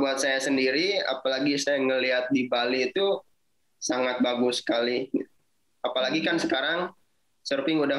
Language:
Indonesian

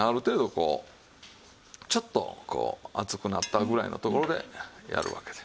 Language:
Japanese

